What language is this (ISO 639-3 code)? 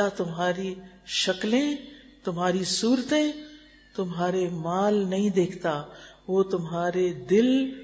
urd